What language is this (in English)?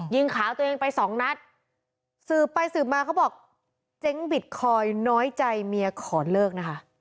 Thai